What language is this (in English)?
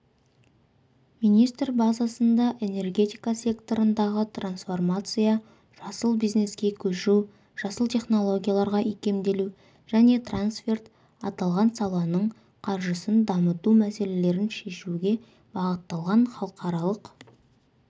Kazakh